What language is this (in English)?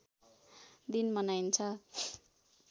Nepali